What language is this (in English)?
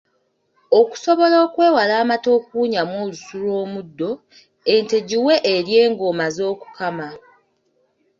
Ganda